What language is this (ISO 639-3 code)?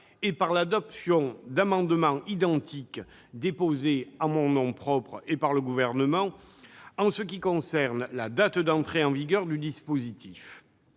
fra